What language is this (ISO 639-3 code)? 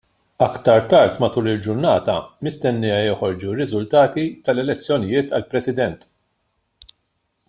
mlt